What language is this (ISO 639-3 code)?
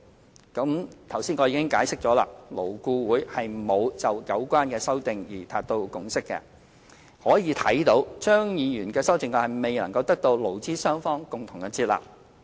yue